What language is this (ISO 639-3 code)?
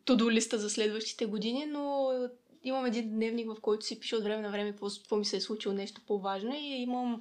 bul